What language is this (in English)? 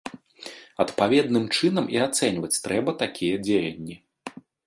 Belarusian